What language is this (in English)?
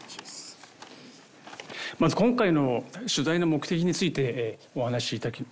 Japanese